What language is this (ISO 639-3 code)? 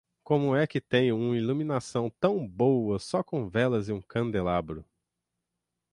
por